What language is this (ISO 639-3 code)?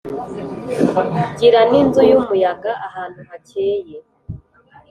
kin